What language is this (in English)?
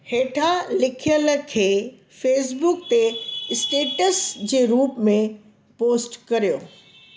Sindhi